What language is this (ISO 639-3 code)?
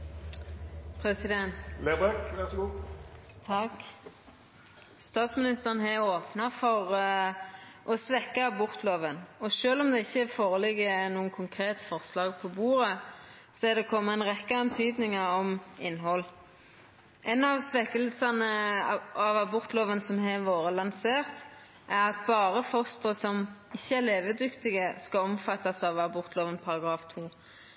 nor